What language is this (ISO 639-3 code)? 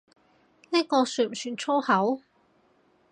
yue